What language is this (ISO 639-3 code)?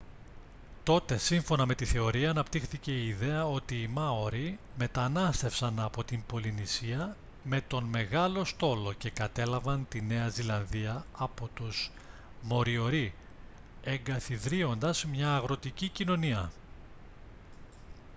ell